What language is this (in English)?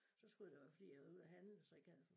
Danish